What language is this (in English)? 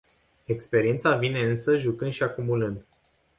Romanian